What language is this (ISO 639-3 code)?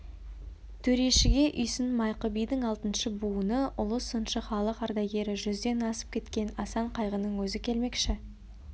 kaz